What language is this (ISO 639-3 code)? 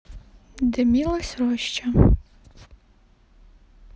rus